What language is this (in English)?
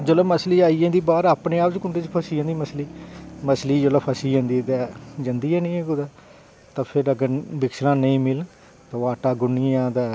Dogri